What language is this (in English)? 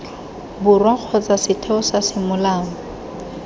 Tswana